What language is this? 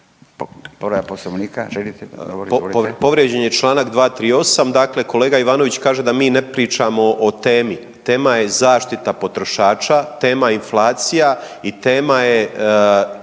Croatian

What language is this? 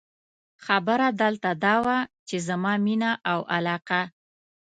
Pashto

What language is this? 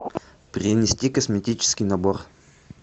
Russian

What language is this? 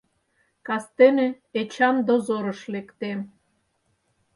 Mari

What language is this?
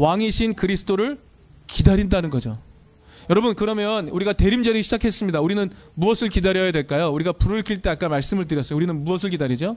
Korean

